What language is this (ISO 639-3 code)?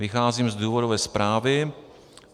ces